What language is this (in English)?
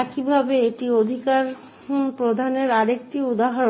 Bangla